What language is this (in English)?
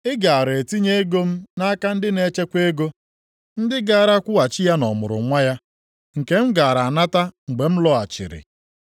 Igbo